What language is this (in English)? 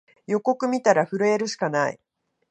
Japanese